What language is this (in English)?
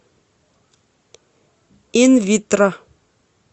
Russian